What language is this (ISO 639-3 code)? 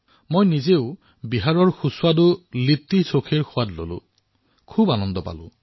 asm